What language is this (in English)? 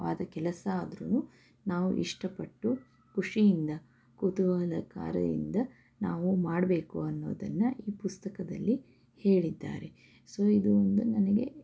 Kannada